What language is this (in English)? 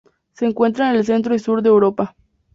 Spanish